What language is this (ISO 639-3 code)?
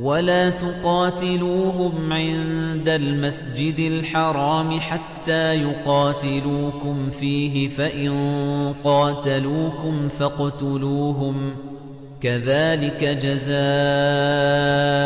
ara